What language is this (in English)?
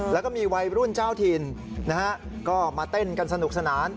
Thai